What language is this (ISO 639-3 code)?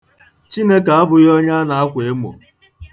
ibo